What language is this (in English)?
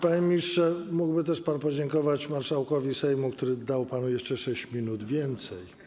Polish